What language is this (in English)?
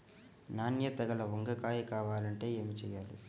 Telugu